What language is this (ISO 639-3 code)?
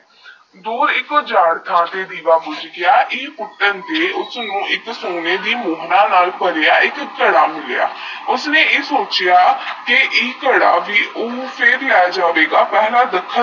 pan